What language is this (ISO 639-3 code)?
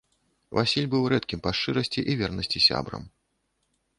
bel